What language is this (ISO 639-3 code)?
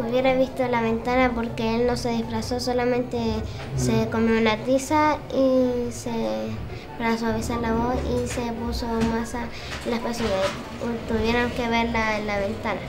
spa